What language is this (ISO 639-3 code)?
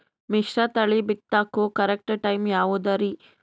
kan